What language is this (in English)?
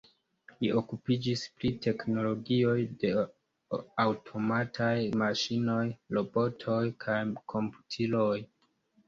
Esperanto